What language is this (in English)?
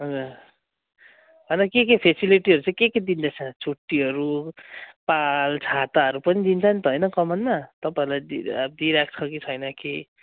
Nepali